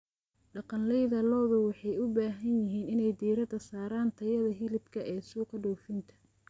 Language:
Somali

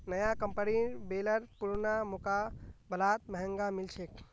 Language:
Magahi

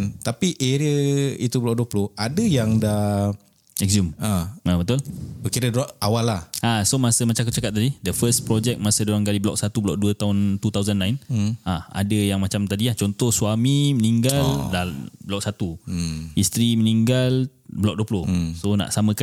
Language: Malay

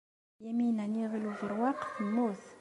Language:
Kabyle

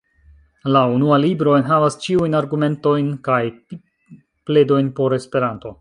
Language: Esperanto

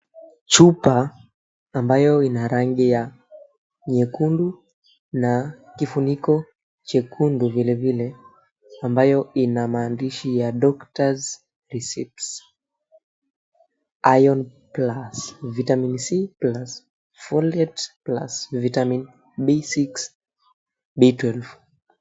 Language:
Swahili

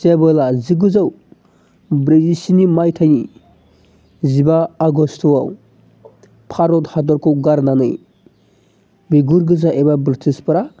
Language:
Bodo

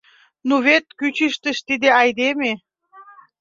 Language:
Mari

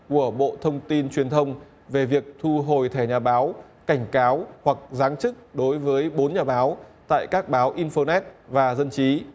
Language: Vietnamese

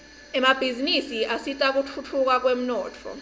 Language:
Swati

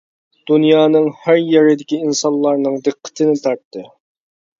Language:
Uyghur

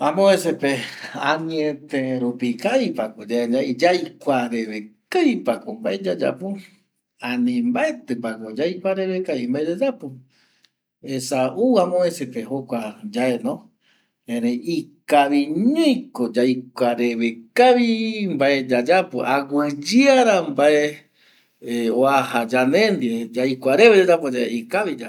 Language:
Eastern Bolivian Guaraní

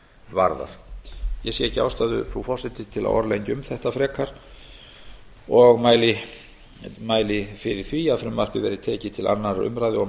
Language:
Icelandic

